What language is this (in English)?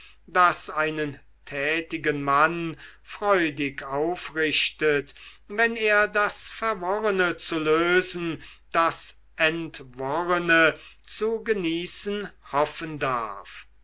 German